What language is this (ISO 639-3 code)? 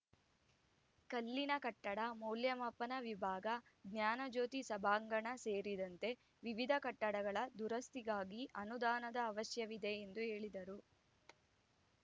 kan